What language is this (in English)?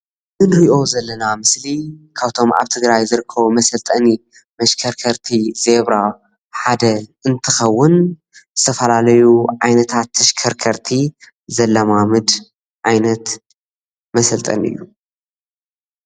Tigrinya